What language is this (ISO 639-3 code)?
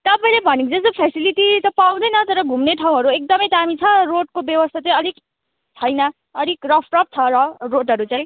nep